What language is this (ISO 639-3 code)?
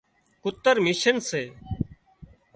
kxp